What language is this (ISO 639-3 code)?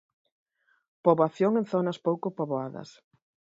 glg